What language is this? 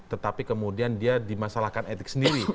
Indonesian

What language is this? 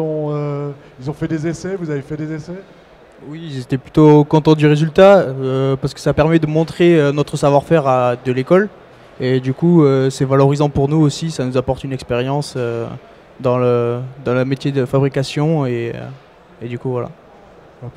French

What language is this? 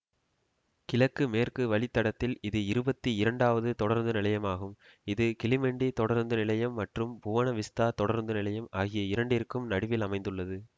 Tamil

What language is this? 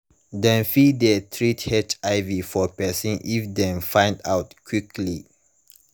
Nigerian Pidgin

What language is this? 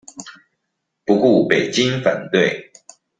Chinese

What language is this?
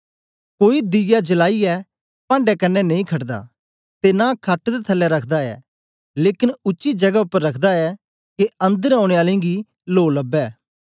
Dogri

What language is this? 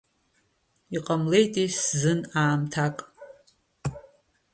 Abkhazian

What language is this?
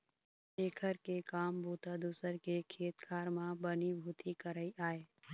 Chhattisgarhi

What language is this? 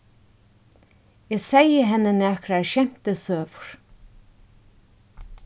Faroese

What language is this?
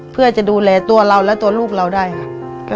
Thai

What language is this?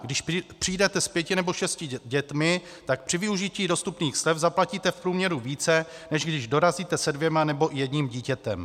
Czech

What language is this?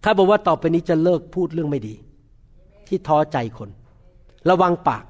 Thai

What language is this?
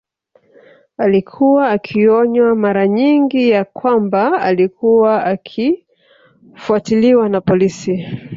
Swahili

